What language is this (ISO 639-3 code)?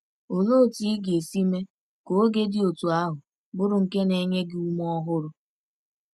ibo